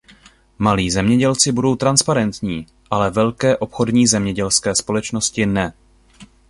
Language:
Czech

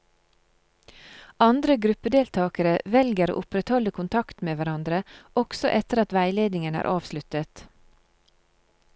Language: Norwegian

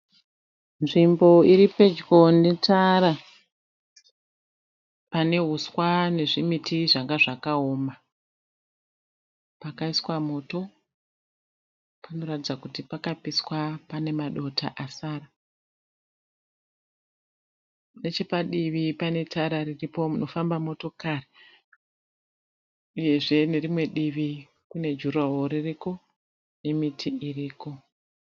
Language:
Shona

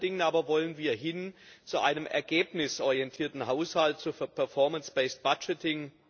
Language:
German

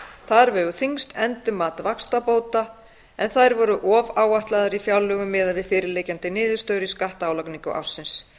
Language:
Icelandic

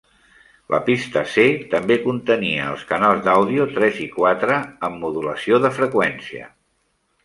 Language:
Catalan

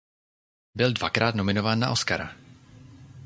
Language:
Czech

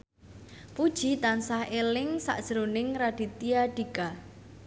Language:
Javanese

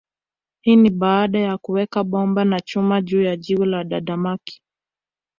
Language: Swahili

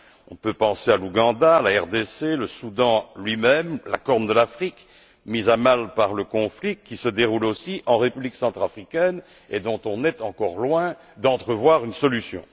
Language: French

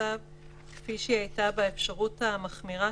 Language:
Hebrew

